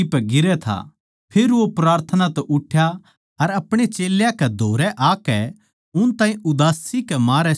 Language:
Haryanvi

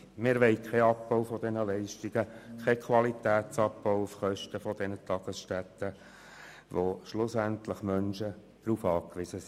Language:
Swiss German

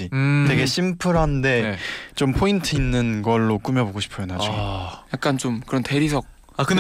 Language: Korean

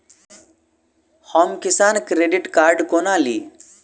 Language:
Maithili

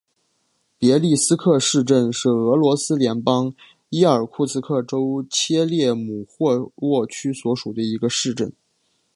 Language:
Chinese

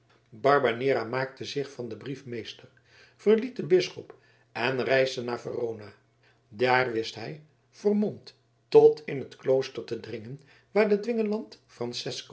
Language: Dutch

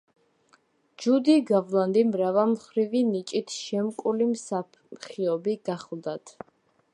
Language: Georgian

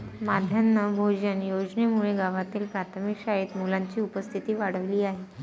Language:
Marathi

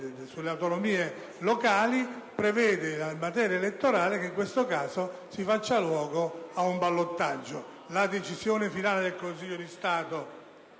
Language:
Italian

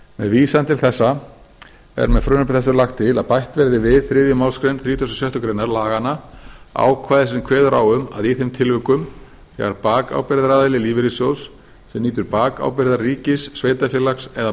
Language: Icelandic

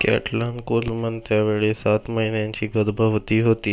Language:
Marathi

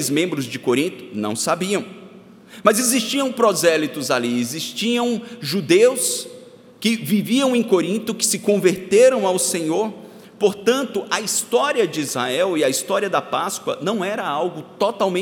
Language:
Portuguese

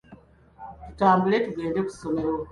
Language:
Ganda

